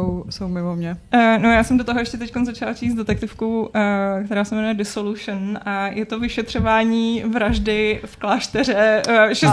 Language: Czech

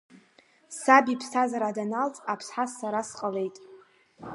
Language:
Abkhazian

